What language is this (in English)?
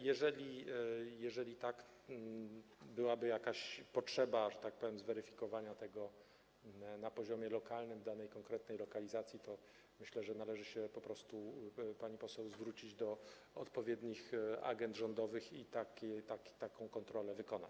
Polish